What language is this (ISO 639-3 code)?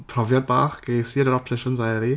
cym